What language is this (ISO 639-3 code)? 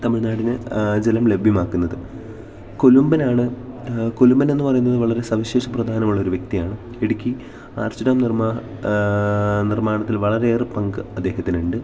mal